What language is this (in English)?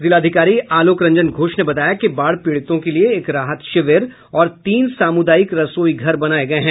Hindi